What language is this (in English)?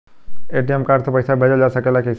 Bhojpuri